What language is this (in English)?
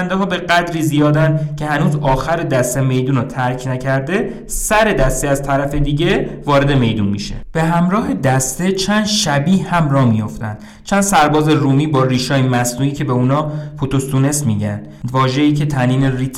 Persian